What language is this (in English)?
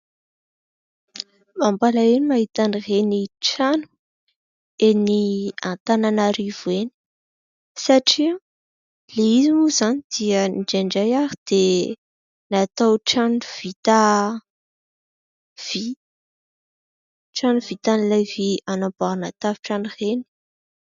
Malagasy